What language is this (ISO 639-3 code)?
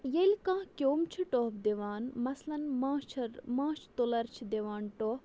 kas